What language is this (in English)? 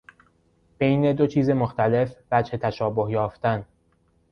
Persian